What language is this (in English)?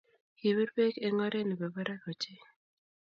Kalenjin